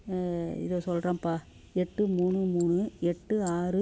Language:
Tamil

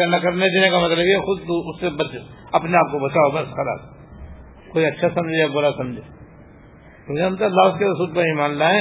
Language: Urdu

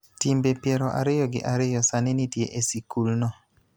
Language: Luo (Kenya and Tanzania)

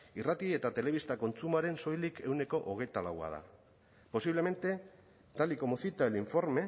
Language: Basque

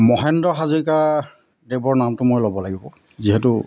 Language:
Assamese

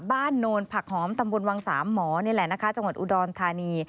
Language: Thai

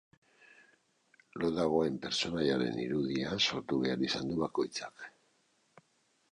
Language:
Basque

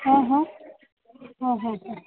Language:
Gujarati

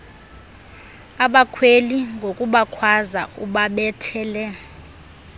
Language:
Xhosa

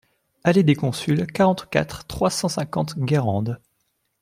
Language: French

